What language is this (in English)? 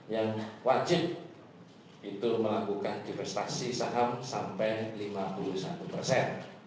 Indonesian